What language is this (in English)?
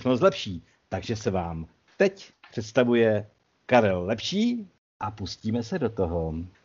Czech